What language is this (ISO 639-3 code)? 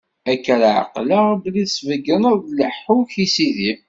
kab